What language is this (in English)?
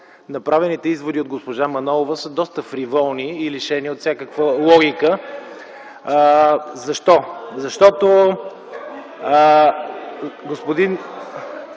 Bulgarian